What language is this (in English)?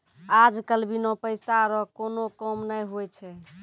Maithili